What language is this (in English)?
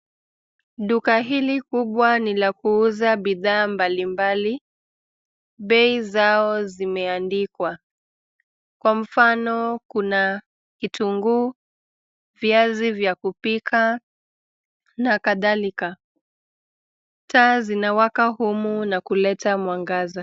Swahili